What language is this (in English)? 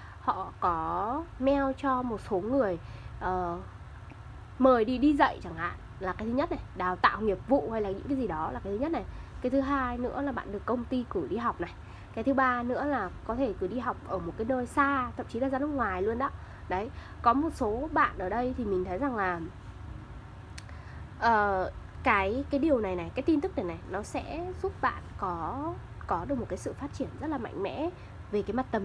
Vietnamese